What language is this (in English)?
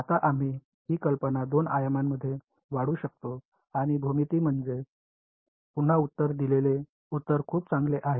Marathi